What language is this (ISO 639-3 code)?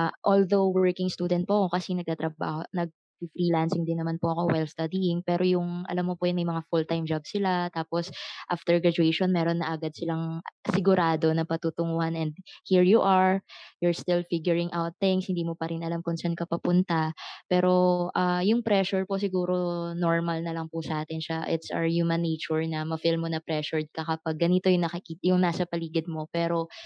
fil